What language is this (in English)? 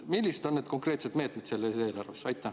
Estonian